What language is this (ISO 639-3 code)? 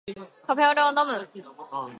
jpn